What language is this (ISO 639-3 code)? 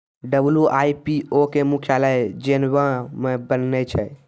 mai